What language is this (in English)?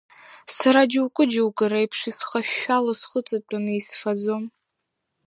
Abkhazian